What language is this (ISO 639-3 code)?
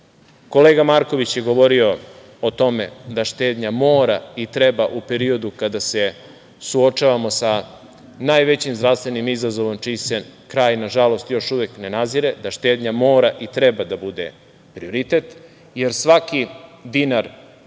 srp